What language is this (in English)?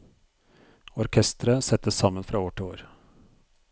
Norwegian